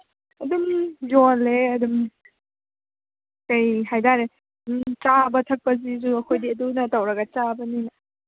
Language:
Manipuri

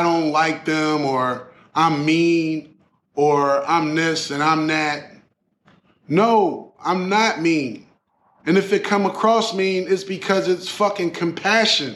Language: English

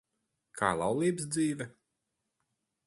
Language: Latvian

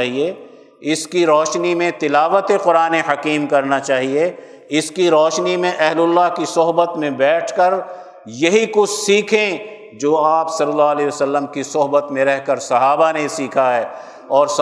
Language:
Urdu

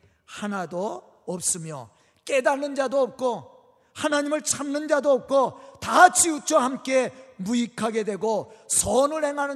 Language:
Korean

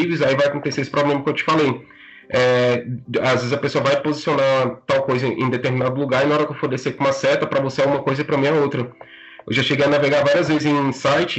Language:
Portuguese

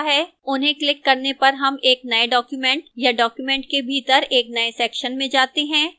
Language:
Hindi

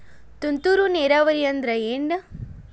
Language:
Kannada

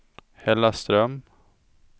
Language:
Swedish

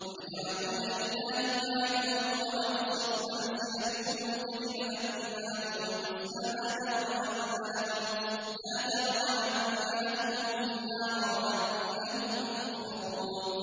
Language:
Arabic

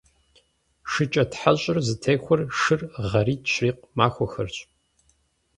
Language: Kabardian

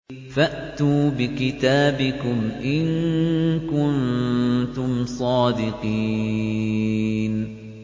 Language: Arabic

